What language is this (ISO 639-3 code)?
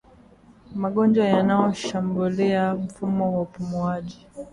swa